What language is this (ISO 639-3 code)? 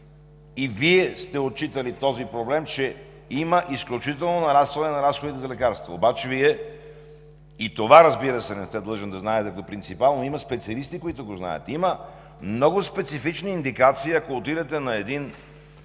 bul